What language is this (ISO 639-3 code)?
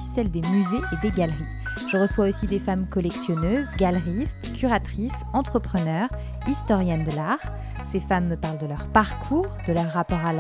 fra